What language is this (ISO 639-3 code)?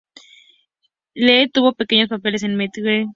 spa